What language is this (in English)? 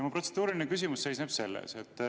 Estonian